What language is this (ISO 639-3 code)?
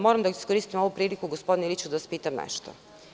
srp